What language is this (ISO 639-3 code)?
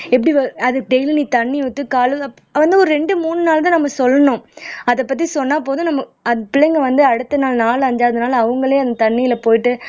tam